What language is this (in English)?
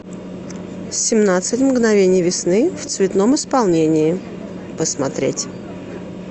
Russian